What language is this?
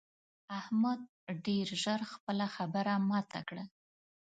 Pashto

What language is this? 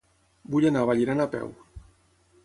Catalan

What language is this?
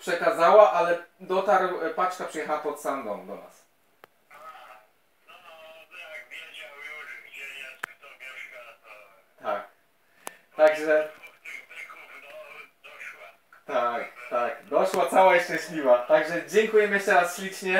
Polish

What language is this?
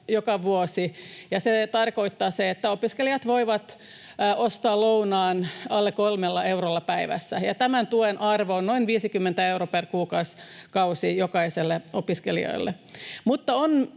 Finnish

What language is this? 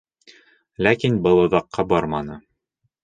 Bashkir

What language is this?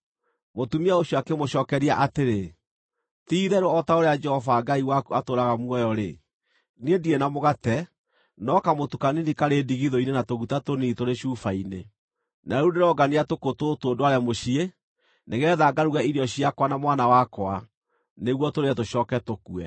Kikuyu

